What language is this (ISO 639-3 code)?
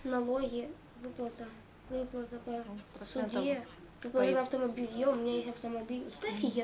rus